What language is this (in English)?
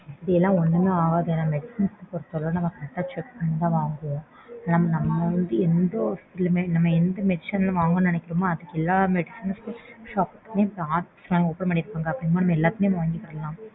Tamil